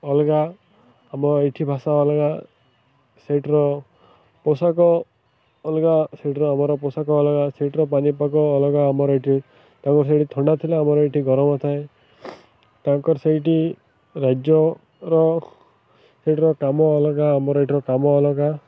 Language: Odia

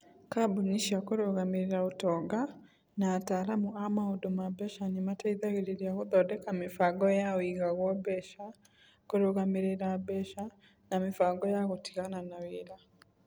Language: Kikuyu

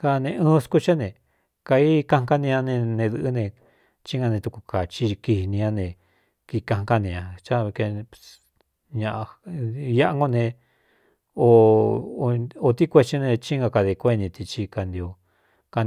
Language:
Cuyamecalco Mixtec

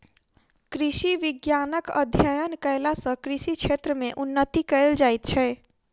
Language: Maithili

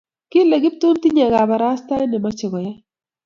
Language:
Kalenjin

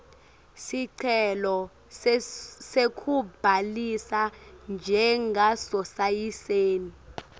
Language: Swati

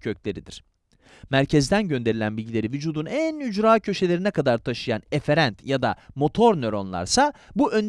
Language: Turkish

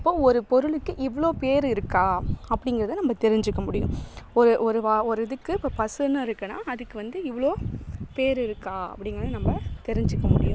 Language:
Tamil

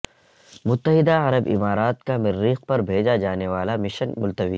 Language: Urdu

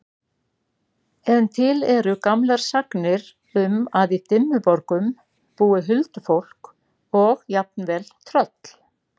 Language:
Icelandic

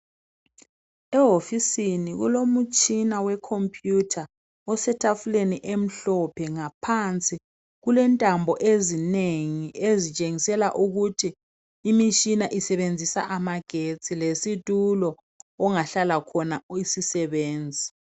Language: North Ndebele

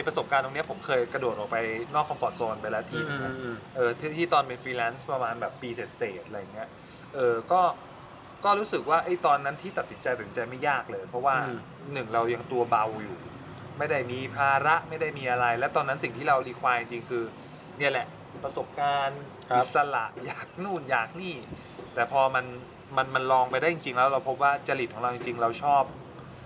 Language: Thai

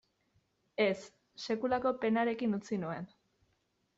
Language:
Basque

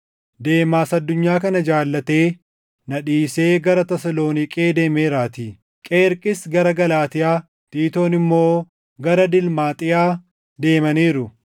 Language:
Oromo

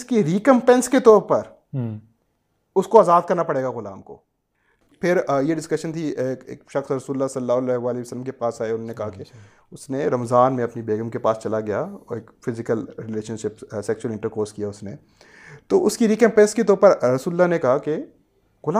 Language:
Urdu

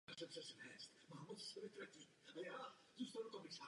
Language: Czech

